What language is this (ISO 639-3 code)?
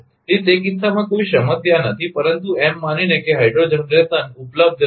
guj